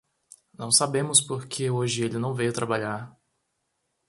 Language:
Portuguese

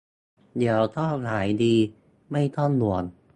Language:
Thai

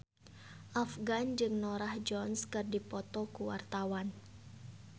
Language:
Sundanese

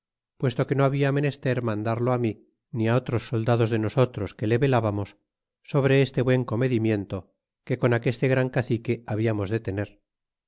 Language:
Spanish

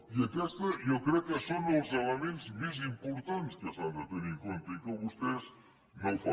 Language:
Catalan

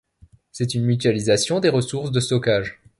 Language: French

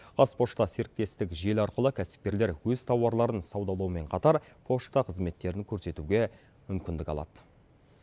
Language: Kazakh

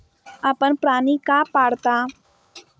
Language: Marathi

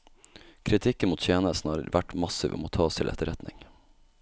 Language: Norwegian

